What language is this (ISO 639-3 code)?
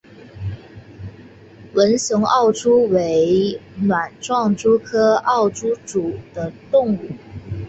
zho